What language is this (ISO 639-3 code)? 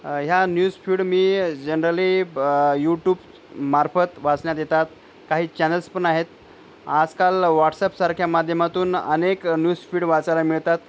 mar